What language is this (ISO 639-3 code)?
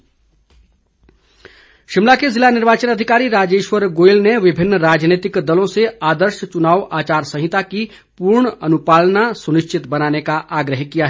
hin